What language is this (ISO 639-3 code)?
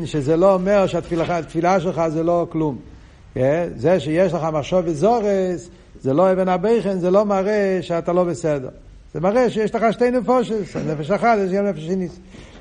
heb